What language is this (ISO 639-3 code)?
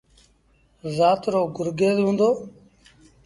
sbn